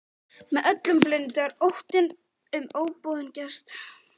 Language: Icelandic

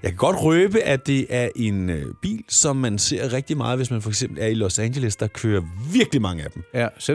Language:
Danish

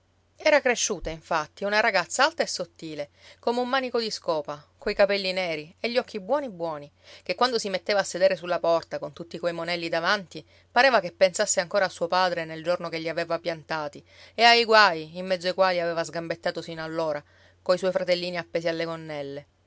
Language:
Italian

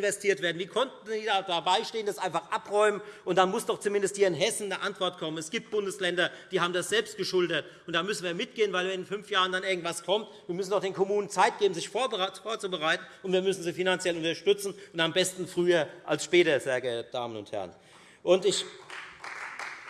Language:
German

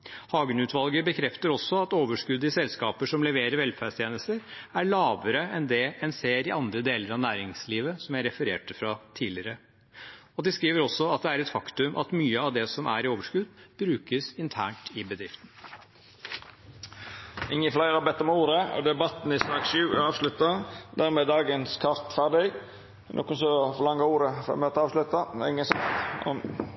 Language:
Norwegian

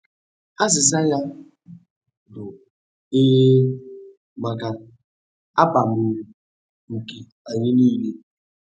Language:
Igbo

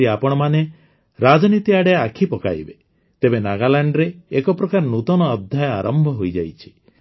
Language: Odia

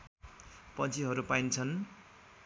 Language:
Nepali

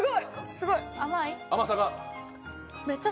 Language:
Japanese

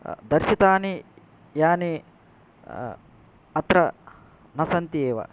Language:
Sanskrit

